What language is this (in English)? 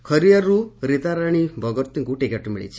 Odia